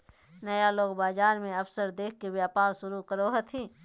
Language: Magahi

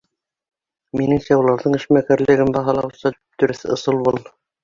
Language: Bashkir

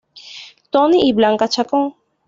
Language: Spanish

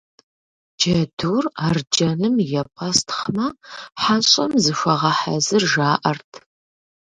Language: Kabardian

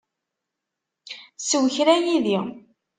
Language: Kabyle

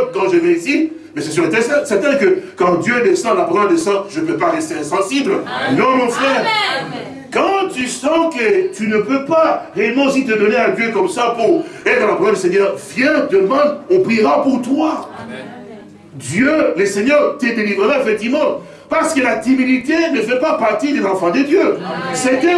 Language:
French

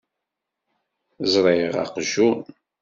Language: Kabyle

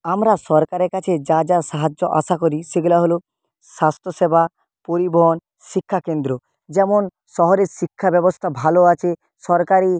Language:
Bangla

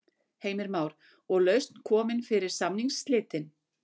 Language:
Icelandic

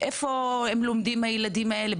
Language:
Hebrew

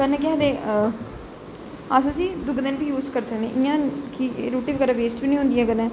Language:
Dogri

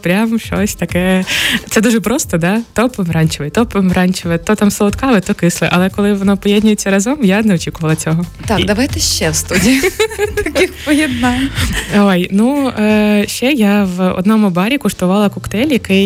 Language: Ukrainian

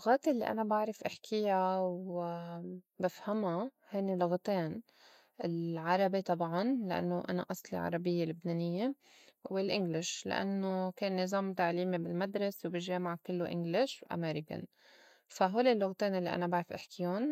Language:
North Levantine Arabic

